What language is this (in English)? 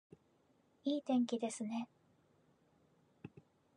Japanese